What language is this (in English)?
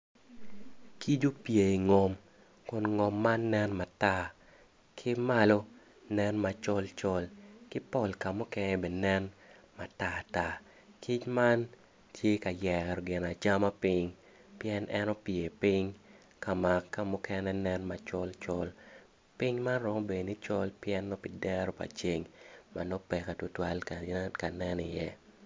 Acoli